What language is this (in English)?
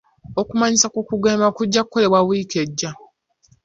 Ganda